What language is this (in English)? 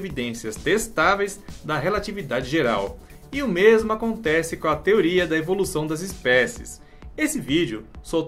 Portuguese